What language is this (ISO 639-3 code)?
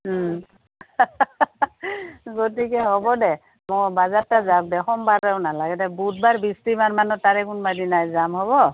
asm